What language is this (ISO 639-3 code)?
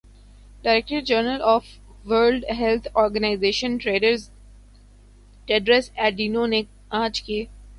urd